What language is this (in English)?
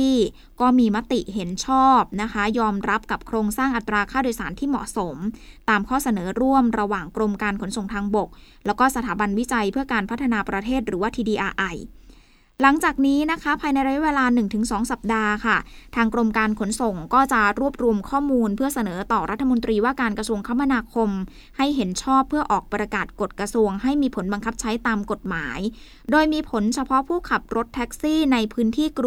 Thai